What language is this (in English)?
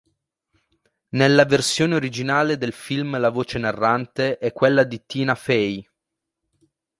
Italian